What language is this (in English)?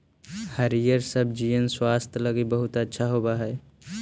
Magahi